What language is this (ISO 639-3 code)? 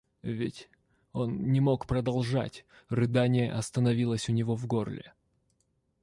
rus